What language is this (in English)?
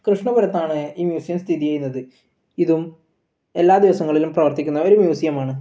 Malayalam